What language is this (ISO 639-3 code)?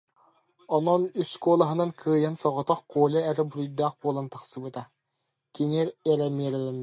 sah